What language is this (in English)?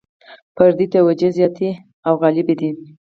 Pashto